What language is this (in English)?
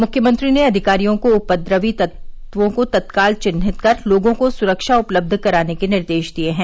Hindi